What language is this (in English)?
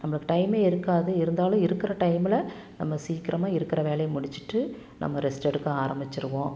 Tamil